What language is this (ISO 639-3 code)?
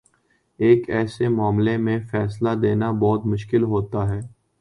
urd